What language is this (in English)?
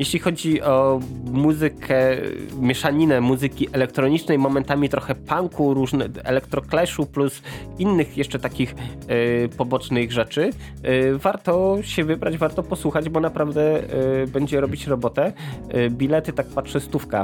Polish